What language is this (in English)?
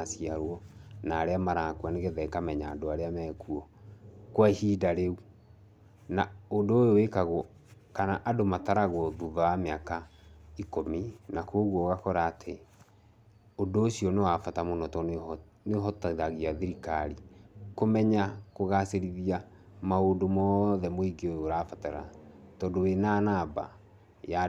Kikuyu